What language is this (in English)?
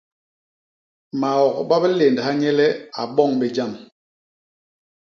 Basaa